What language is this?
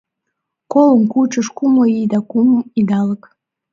Mari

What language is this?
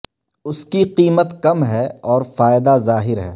Urdu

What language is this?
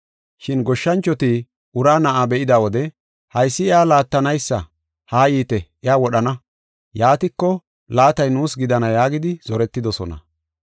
Gofa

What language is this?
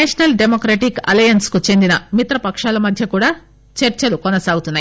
Telugu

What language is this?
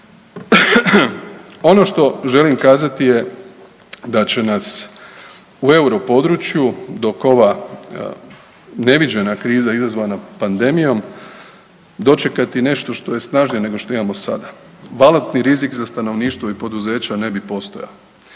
Croatian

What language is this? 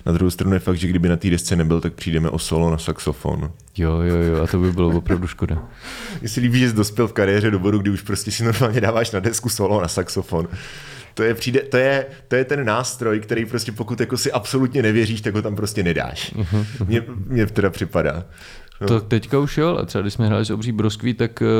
Czech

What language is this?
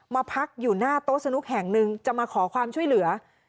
Thai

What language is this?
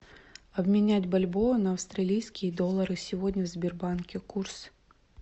Russian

